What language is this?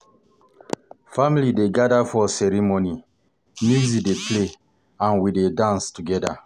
Nigerian Pidgin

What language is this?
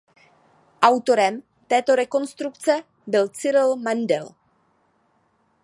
Czech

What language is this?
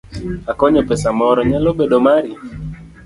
Luo (Kenya and Tanzania)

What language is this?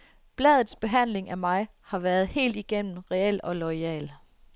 Danish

